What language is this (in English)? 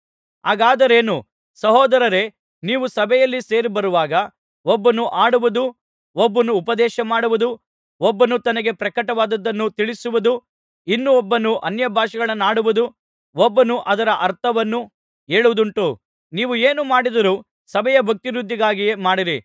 Kannada